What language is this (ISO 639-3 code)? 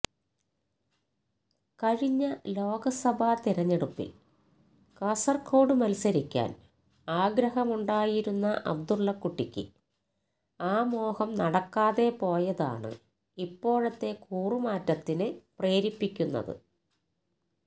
mal